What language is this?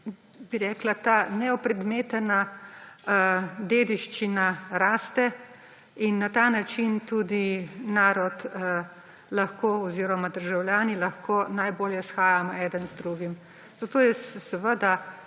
Slovenian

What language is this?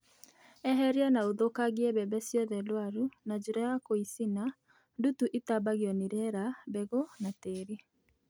Kikuyu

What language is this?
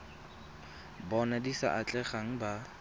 Tswana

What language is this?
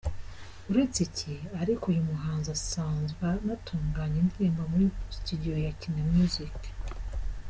Kinyarwanda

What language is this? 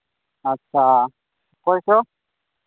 Santali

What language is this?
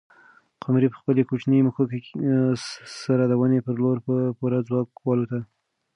Pashto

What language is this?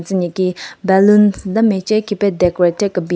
Southern Rengma Naga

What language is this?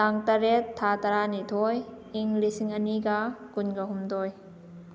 Manipuri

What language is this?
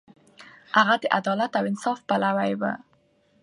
Pashto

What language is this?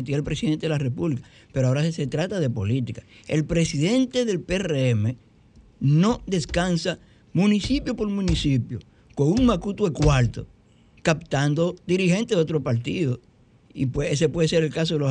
Spanish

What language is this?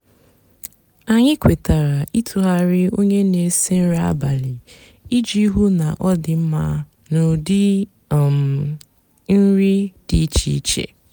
Igbo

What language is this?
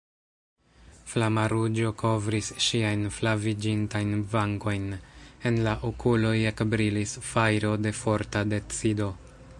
Esperanto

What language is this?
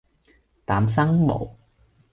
Cantonese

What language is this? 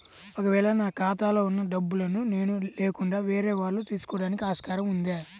Telugu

